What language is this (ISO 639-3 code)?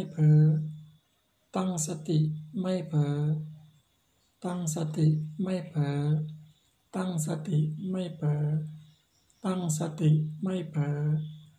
tha